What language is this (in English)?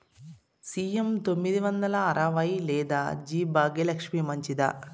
Telugu